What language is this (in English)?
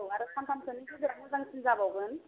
Bodo